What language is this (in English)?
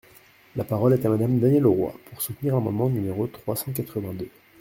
French